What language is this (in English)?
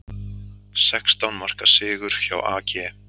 Icelandic